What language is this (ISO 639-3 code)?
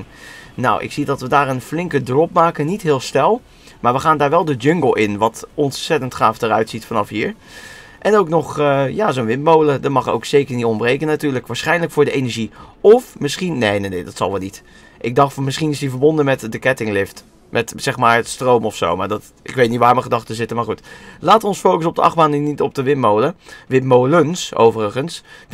nld